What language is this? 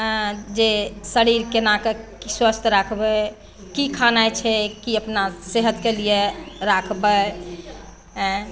Maithili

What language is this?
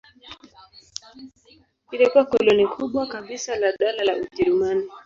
Swahili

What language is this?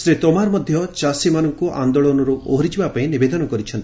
Odia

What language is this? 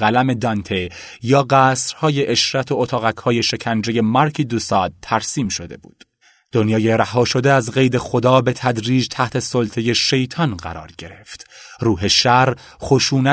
Persian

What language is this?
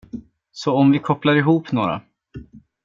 Swedish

